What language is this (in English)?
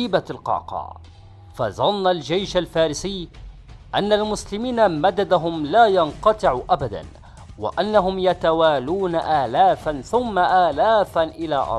Arabic